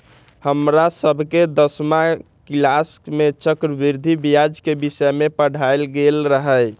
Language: Magahi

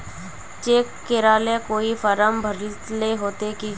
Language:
Magahi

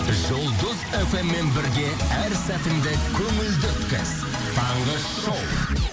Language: Kazakh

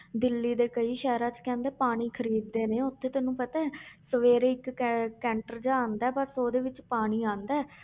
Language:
Punjabi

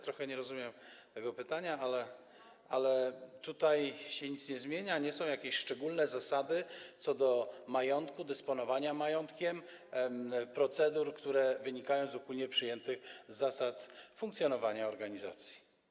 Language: Polish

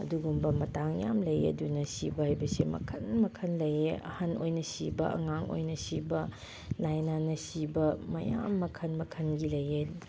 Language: Manipuri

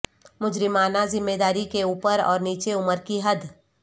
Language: Urdu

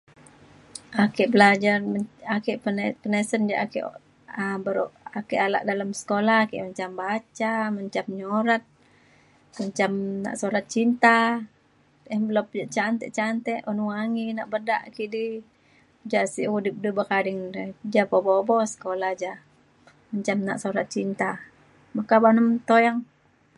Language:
Mainstream Kenyah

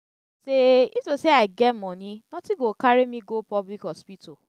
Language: Nigerian Pidgin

